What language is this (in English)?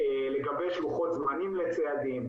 Hebrew